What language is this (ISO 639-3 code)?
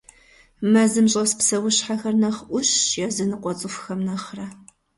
kbd